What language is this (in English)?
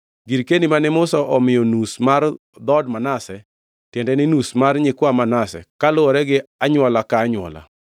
Luo (Kenya and Tanzania)